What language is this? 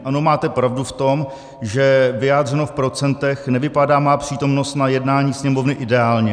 Czech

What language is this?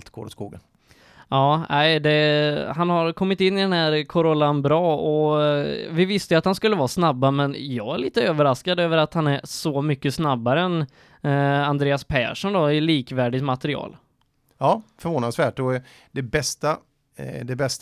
Swedish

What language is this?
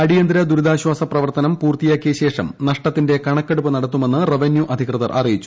Malayalam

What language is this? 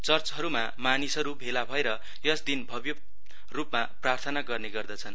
Nepali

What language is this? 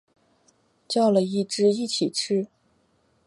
Chinese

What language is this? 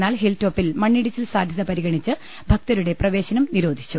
Malayalam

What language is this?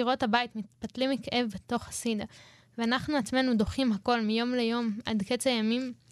Hebrew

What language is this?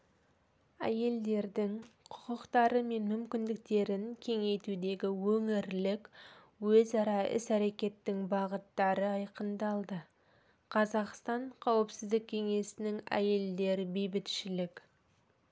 Kazakh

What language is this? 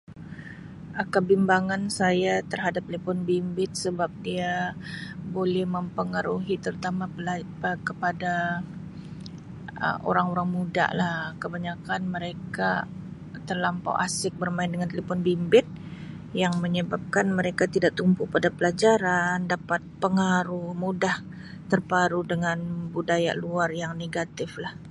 Sabah Malay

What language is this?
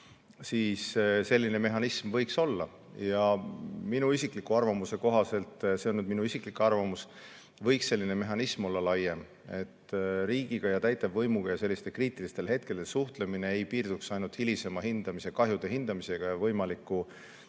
Estonian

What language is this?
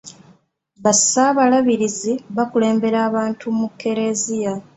Ganda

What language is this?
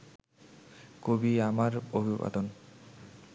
Bangla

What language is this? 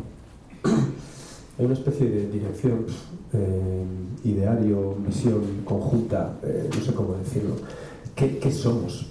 Spanish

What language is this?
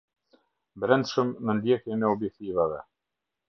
Albanian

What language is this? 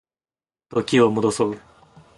Japanese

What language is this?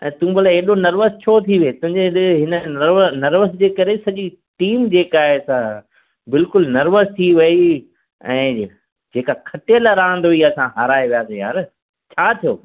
Sindhi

